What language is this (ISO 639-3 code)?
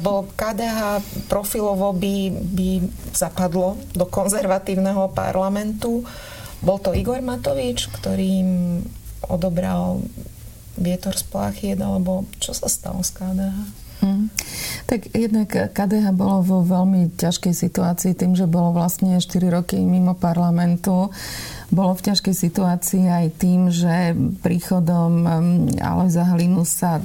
slk